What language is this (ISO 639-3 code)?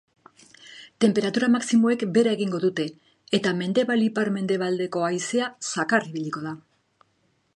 eus